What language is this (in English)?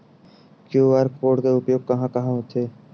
Chhattisgarhi